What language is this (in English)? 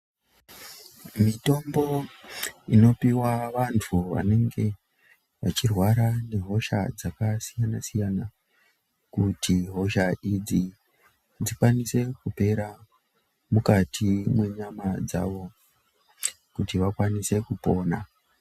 Ndau